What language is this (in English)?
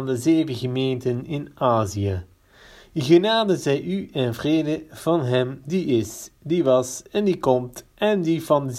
Dutch